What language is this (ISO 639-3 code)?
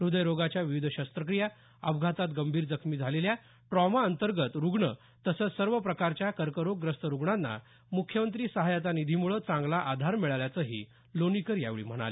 mar